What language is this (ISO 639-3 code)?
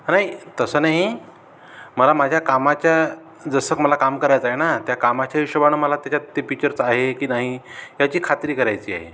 mar